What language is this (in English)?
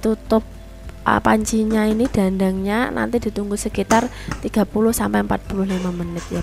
Indonesian